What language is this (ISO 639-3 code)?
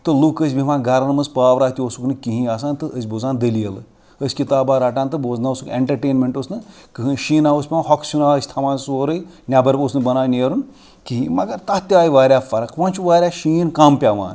kas